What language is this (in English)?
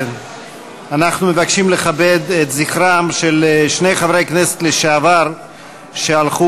Hebrew